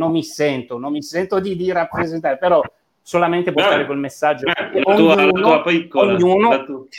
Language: Italian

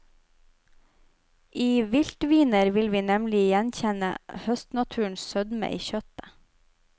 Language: Norwegian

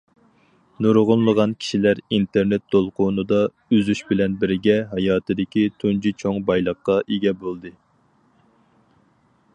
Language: Uyghur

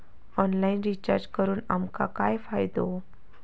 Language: Marathi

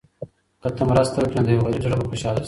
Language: Pashto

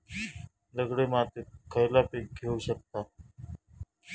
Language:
Marathi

